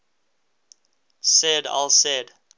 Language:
English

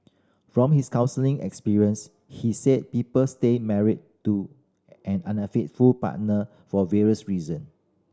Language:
English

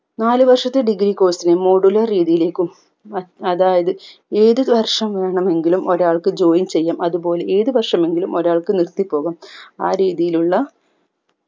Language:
Malayalam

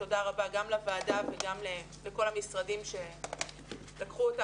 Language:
Hebrew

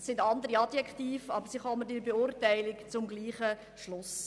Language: Swiss German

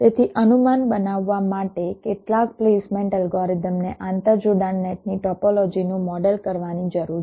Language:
Gujarati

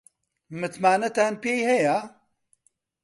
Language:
Central Kurdish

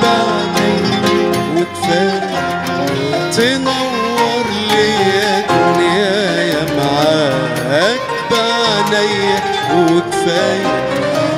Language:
Arabic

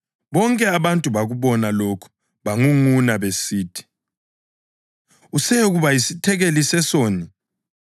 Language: North Ndebele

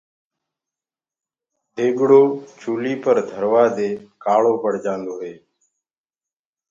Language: Gurgula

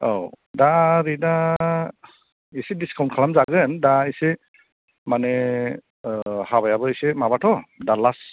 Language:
Bodo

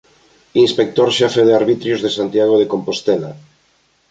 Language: Galician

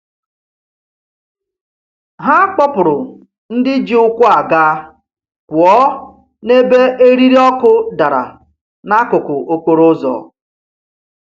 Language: Igbo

